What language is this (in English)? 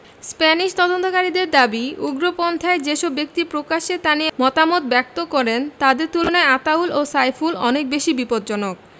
Bangla